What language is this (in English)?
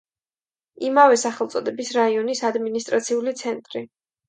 Georgian